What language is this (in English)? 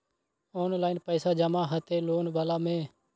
Maithili